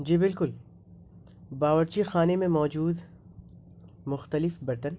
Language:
Urdu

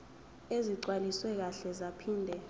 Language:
Zulu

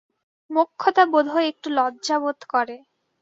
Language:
Bangla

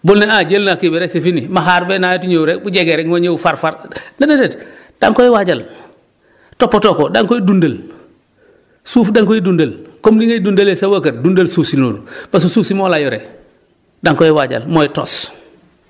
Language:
Wolof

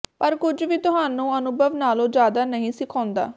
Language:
Punjabi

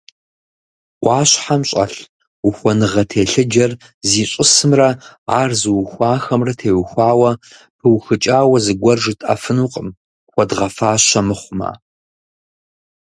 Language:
Kabardian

